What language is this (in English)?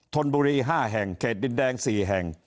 Thai